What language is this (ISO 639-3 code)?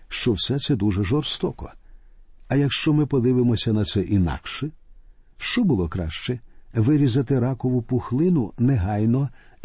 ukr